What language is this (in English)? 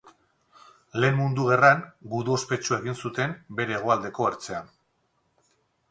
Basque